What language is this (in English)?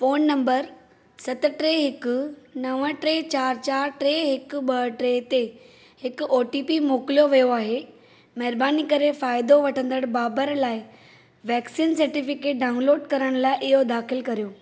Sindhi